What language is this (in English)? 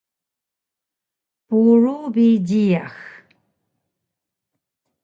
Taroko